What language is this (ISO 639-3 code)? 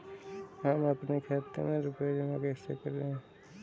hin